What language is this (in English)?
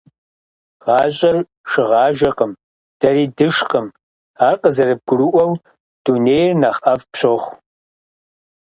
Kabardian